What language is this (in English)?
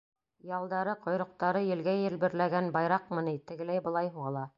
Bashkir